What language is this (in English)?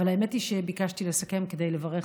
Hebrew